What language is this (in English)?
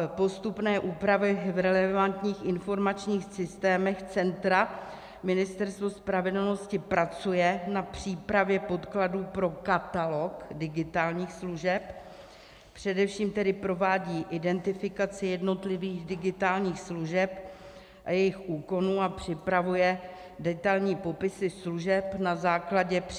Czech